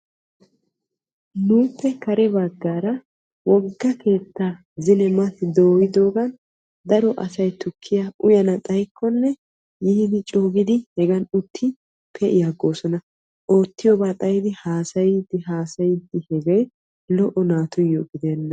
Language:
Wolaytta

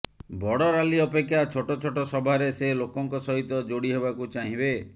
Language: Odia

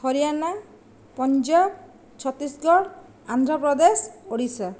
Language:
Odia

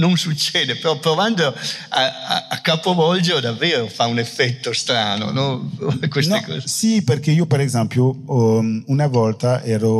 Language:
Italian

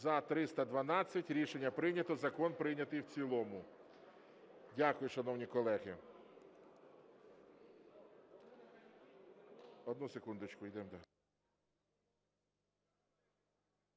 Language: Ukrainian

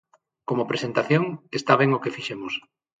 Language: Galician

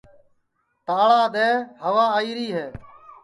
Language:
Sansi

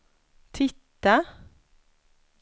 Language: Swedish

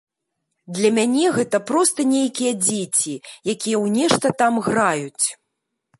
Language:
Belarusian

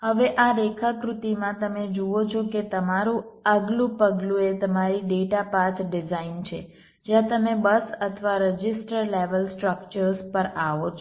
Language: Gujarati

